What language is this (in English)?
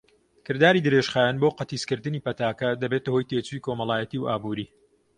Central Kurdish